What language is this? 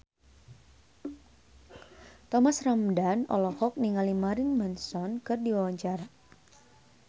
Sundanese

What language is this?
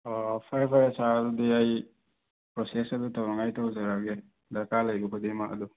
Manipuri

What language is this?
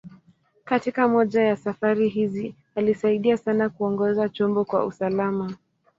Swahili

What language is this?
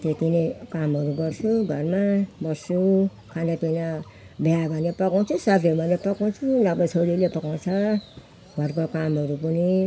Nepali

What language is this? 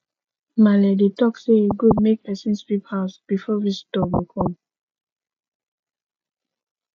Nigerian Pidgin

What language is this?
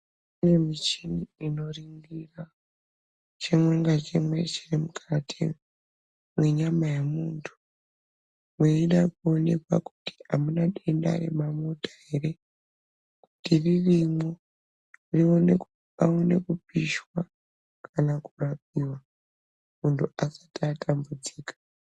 Ndau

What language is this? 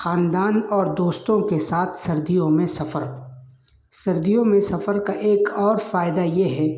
Urdu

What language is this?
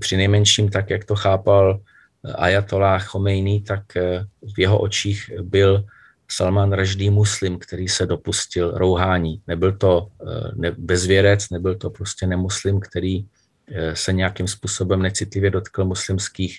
Czech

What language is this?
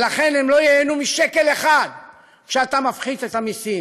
Hebrew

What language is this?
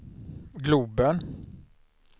Swedish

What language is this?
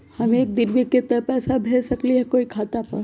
Magahi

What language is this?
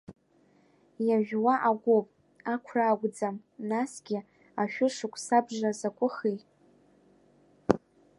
Abkhazian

